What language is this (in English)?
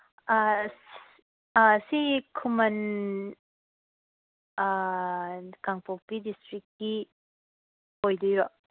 Manipuri